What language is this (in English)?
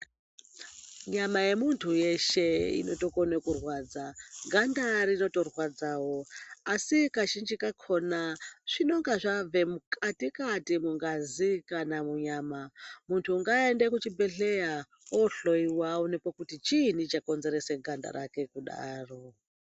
Ndau